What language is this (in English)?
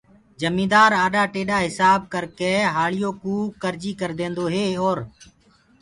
Gurgula